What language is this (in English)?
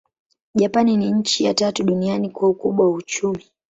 Swahili